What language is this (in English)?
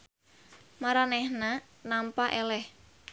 Sundanese